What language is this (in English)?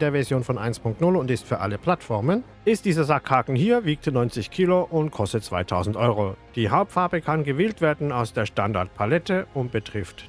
German